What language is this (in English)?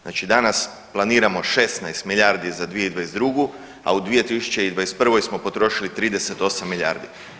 Croatian